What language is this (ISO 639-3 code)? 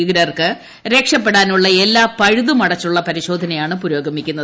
mal